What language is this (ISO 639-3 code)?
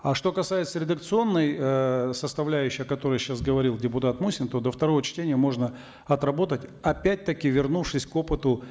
kaz